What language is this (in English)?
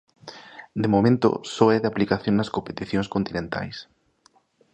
Galician